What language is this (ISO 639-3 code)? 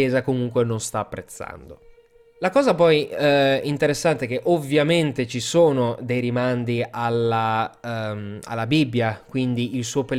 ita